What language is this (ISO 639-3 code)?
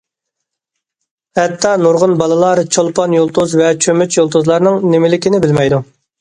uig